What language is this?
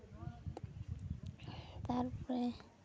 Santali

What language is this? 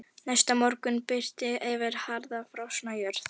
Icelandic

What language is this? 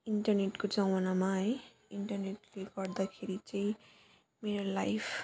Nepali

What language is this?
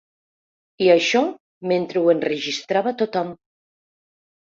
Catalan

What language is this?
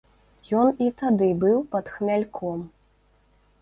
Belarusian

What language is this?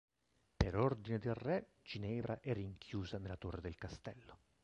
Italian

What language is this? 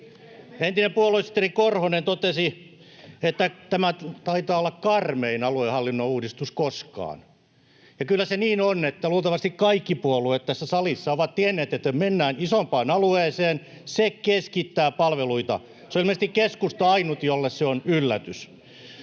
Finnish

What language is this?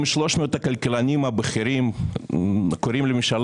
Hebrew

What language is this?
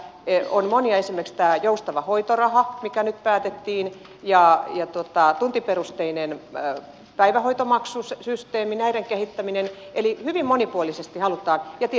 Finnish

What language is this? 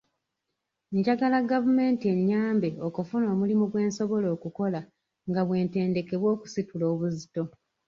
Ganda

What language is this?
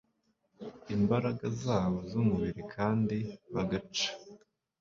Kinyarwanda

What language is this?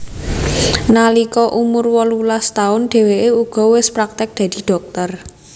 Javanese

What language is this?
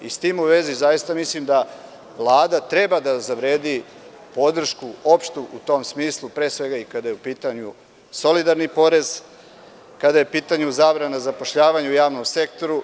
Serbian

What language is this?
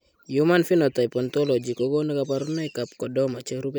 Kalenjin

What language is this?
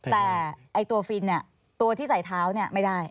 Thai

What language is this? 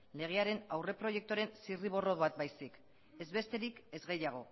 Basque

